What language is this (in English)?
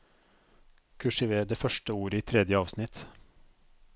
Norwegian